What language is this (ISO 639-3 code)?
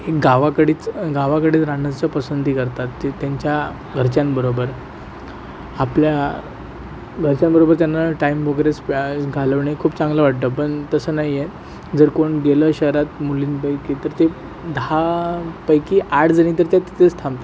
mar